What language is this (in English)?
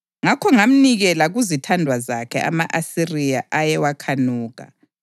North Ndebele